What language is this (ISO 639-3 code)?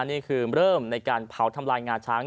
tha